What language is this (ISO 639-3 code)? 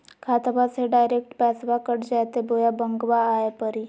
mag